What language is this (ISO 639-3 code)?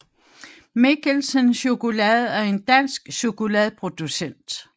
dan